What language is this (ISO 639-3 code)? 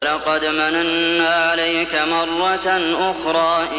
ara